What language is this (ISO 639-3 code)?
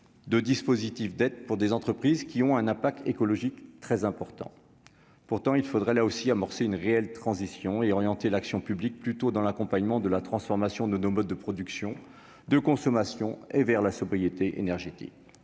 fra